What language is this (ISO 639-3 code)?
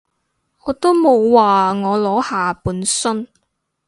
yue